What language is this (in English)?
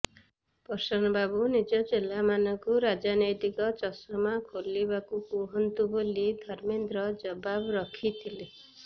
Odia